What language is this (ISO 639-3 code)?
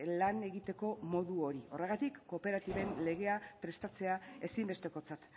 eus